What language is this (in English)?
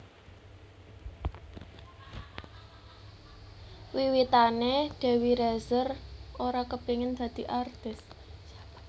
Javanese